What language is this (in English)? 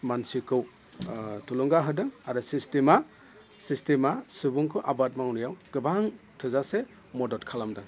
Bodo